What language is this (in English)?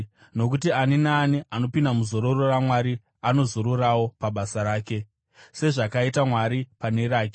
Shona